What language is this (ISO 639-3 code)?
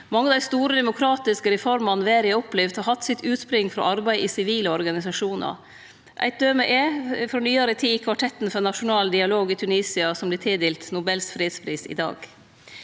nor